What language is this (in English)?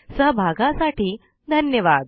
Marathi